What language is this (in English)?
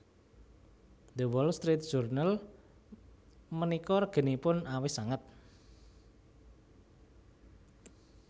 Javanese